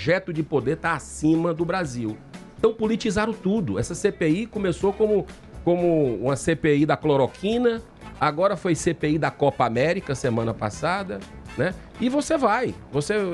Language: Portuguese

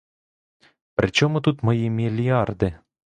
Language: Ukrainian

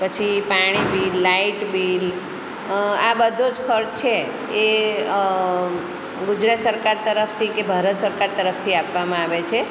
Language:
Gujarati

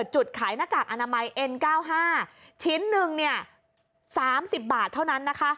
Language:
Thai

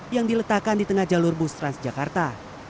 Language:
Indonesian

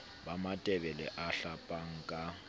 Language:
Southern Sotho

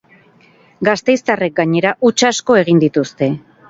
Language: Basque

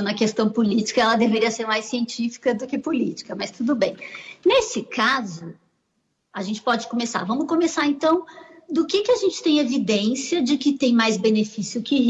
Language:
Portuguese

